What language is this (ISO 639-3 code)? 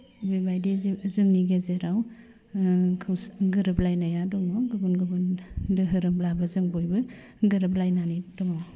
brx